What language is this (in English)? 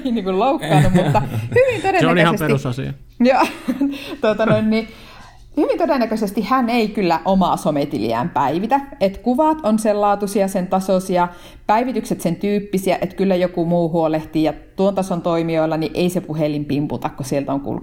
Finnish